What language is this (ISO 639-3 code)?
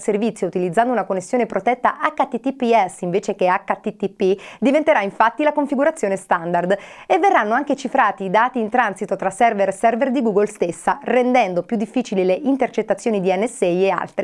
ita